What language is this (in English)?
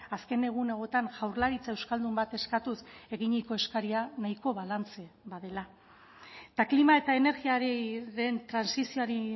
Basque